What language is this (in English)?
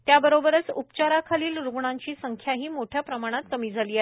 Marathi